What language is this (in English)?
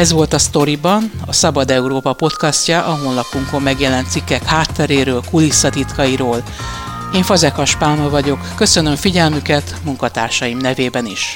Hungarian